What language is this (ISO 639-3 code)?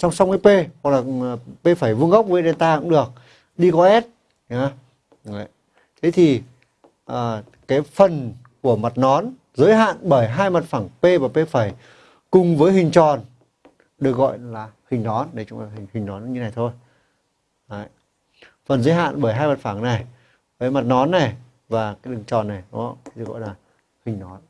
vie